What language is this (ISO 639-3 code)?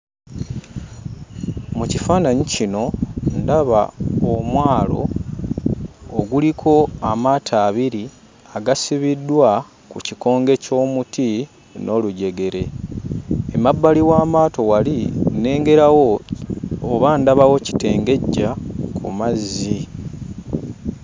lug